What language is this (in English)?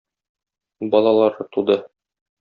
Tatar